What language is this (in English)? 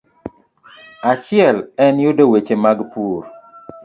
Luo (Kenya and Tanzania)